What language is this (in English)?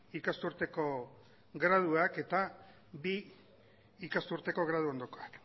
Basque